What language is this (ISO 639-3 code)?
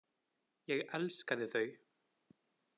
isl